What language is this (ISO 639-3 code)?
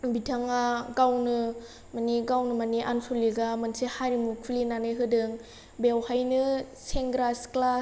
brx